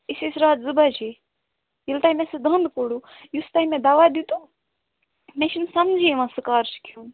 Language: Kashmiri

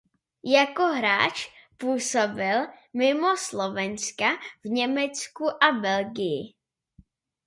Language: Czech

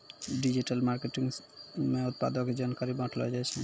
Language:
Maithili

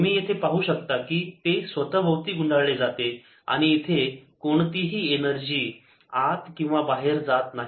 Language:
Marathi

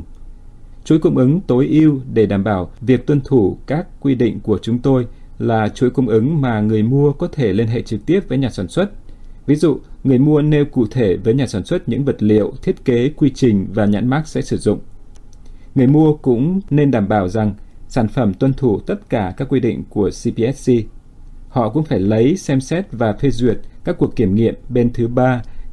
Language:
Vietnamese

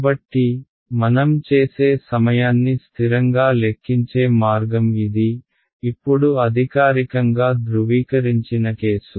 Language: Telugu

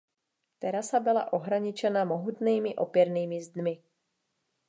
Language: Czech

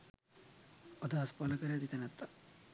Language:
Sinhala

